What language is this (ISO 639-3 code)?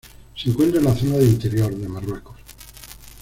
spa